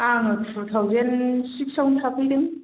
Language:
Bodo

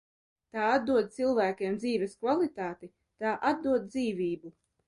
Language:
Latvian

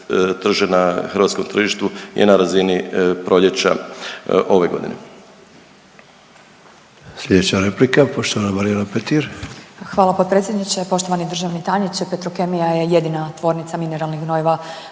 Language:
Croatian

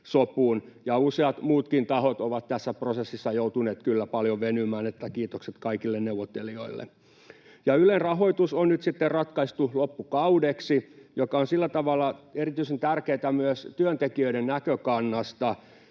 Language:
Finnish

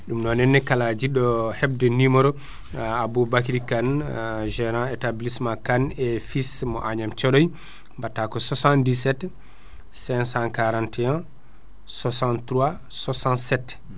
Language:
Fula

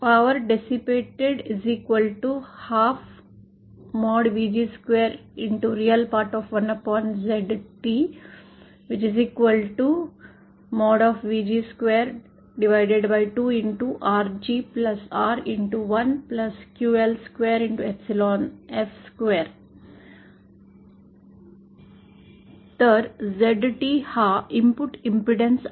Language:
Marathi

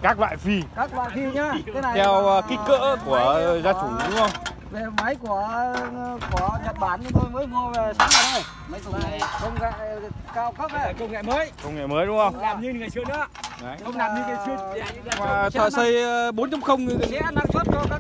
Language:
Vietnamese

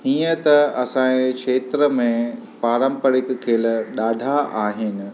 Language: Sindhi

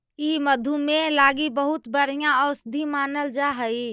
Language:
Magahi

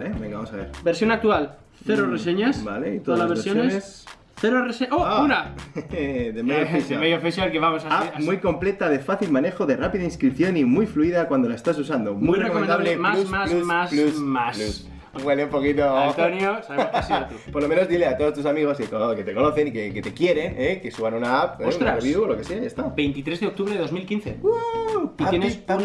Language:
Spanish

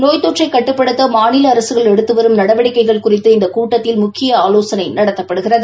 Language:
Tamil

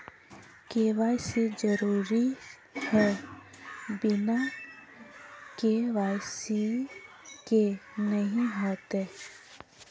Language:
Magahi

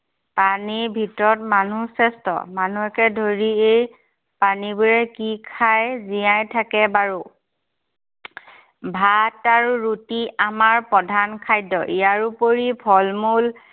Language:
Assamese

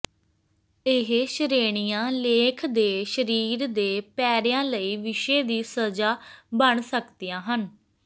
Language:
Punjabi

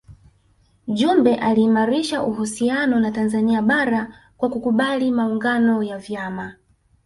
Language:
Swahili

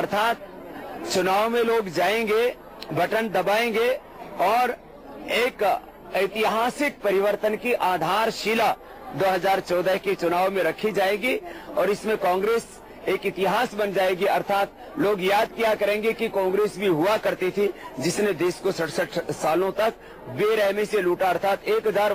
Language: Hindi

